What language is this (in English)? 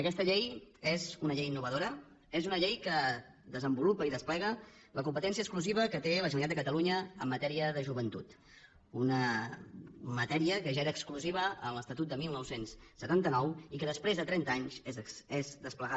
Catalan